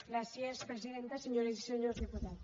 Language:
Catalan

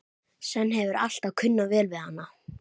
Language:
Icelandic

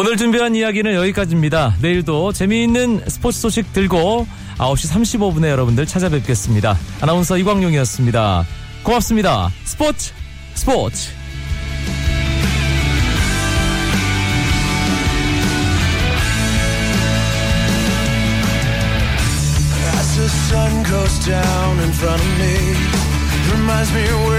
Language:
Korean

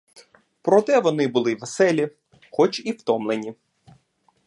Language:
Ukrainian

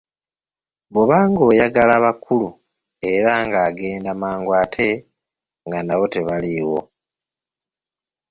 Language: Ganda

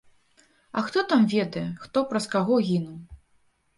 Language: Belarusian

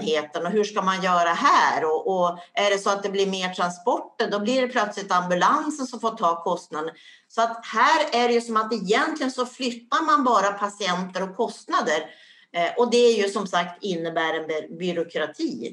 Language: Swedish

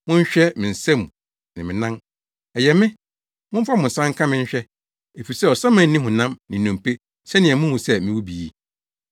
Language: Akan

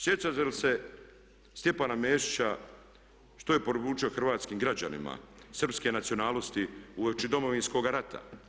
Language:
Croatian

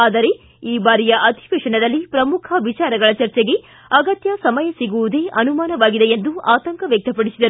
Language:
Kannada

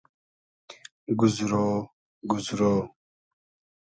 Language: Hazaragi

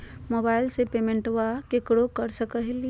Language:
Magahi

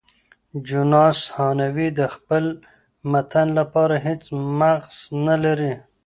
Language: Pashto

